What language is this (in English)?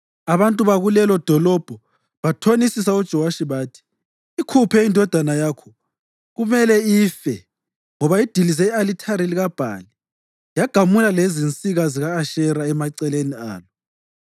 North Ndebele